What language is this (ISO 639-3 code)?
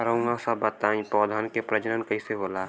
bho